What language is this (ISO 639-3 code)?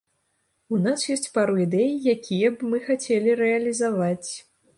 bel